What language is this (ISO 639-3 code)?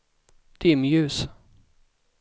swe